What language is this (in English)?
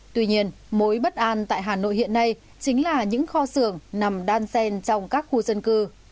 Vietnamese